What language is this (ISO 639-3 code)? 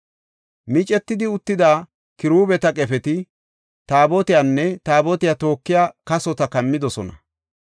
gof